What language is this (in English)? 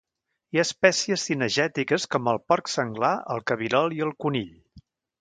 Catalan